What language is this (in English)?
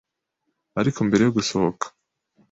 Kinyarwanda